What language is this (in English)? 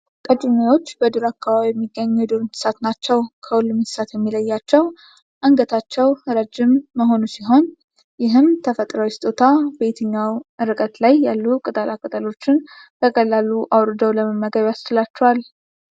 Amharic